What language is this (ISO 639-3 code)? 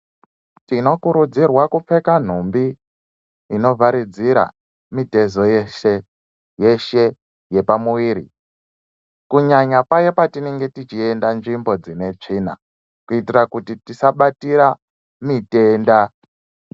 ndc